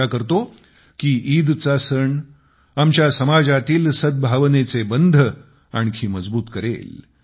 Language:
Marathi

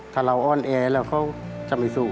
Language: Thai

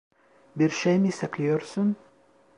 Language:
Turkish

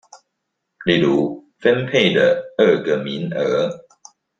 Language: Chinese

